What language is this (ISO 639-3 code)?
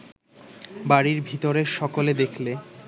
ben